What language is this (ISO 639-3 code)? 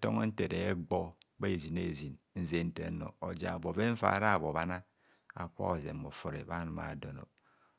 bcs